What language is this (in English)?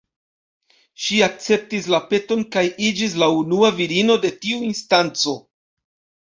Esperanto